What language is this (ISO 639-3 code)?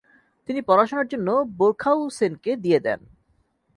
ben